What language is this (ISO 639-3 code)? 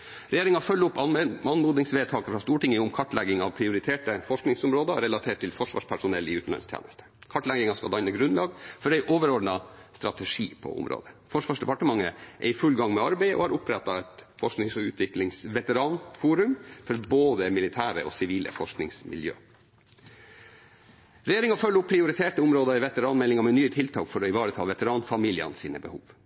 nob